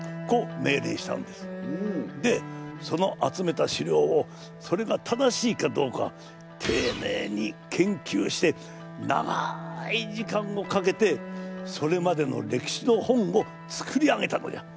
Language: Japanese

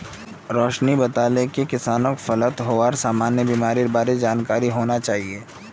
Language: Magahi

